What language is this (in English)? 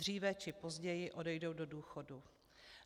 Czech